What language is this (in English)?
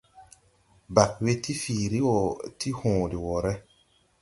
Tupuri